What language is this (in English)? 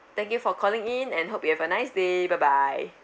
English